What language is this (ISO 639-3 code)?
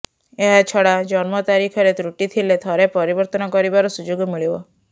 ori